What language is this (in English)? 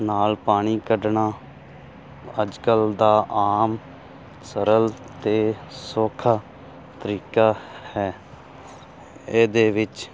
Punjabi